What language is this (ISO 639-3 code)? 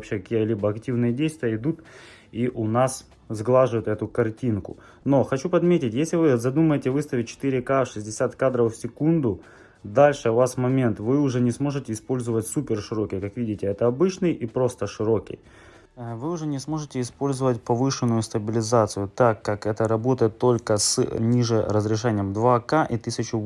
rus